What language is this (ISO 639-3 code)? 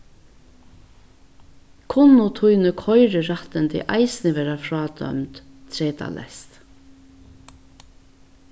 fao